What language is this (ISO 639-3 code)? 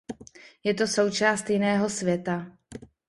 ces